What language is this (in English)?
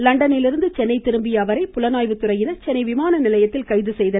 Tamil